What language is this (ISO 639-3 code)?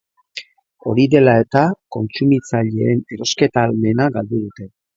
eus